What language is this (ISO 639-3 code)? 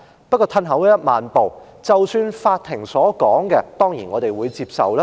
yue